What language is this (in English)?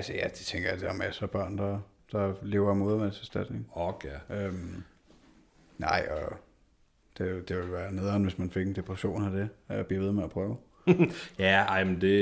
Danish